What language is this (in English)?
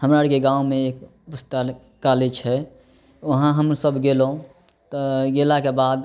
Maithili